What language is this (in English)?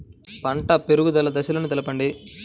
Telugu